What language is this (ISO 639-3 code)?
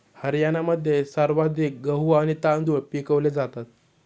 mar